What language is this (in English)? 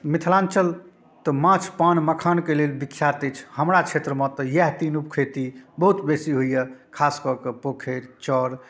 Maithili